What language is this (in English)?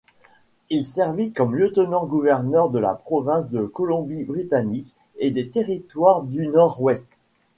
French